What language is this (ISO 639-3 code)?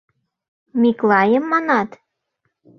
chm